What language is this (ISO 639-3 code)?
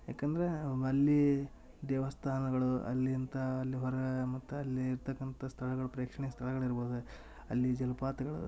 kan